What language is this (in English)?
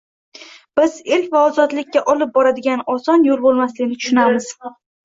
Uzbek